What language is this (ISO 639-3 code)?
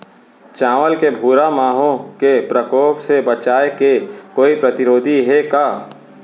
hne